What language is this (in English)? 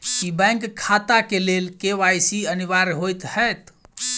Maithili